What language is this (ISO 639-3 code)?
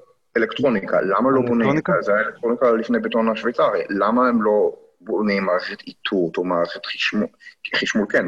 heb